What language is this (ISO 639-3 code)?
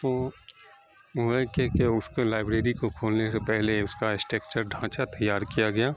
urd